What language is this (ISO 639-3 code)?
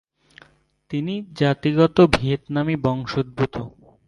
ben